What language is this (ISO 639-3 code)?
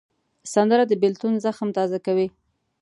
pus